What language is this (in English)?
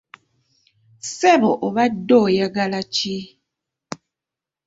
Ganda